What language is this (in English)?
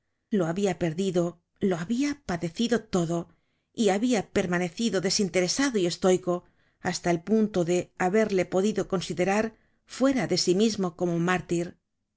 Spanish